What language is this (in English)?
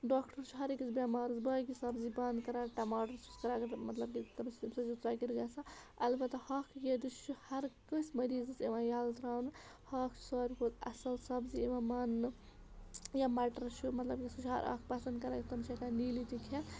Kashmiri